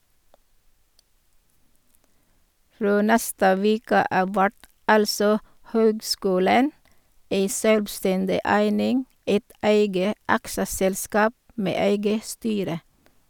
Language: Norwegian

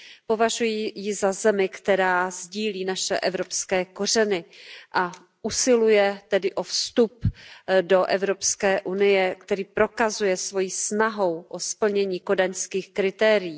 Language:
Czech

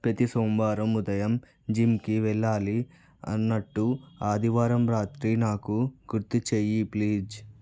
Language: Telugu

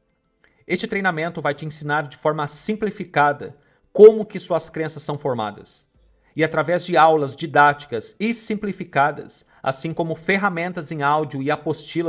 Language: Portuguese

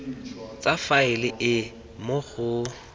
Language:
Tswana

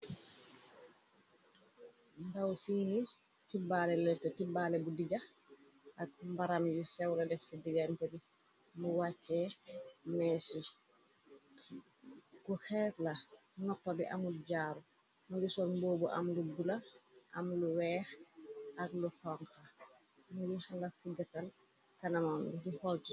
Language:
Wolof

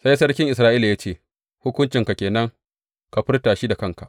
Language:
Hausa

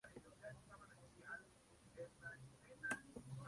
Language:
Spanish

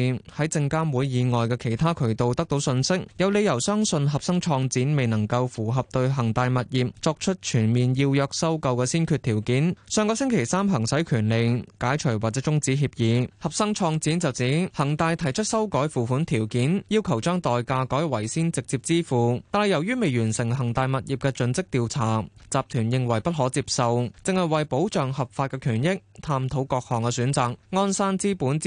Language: Chinese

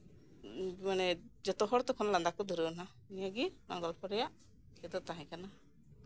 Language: Santali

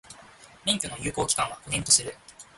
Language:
Japanese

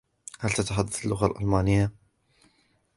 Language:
Arabic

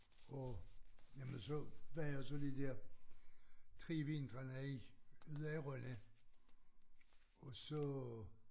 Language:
Danish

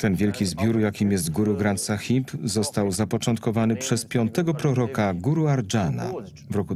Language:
Polish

